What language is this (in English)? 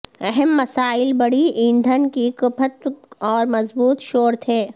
Urdu